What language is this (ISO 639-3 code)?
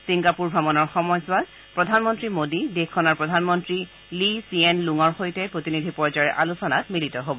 asm